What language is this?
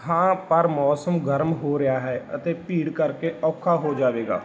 Punjabi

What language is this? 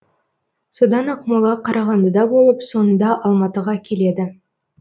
Kazakh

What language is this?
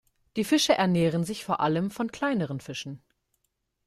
German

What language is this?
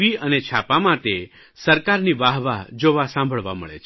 Gujarati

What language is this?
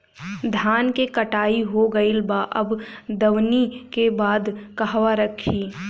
Bhojpuri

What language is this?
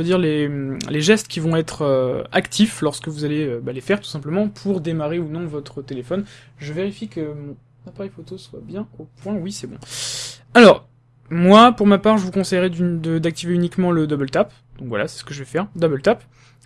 French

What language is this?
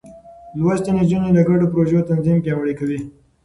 Pashto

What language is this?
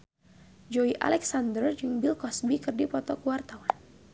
Sundanese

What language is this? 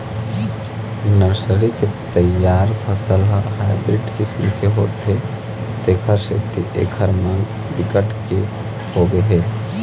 Chhattisgarhi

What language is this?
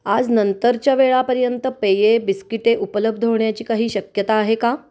Marathi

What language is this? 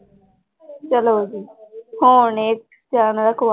Punjabi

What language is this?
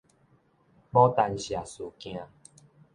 Min Nan Chinese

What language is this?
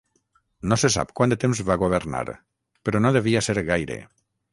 Catalan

